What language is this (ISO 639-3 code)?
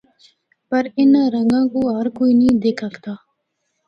hno